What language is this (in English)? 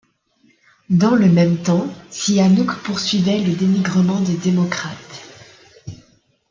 French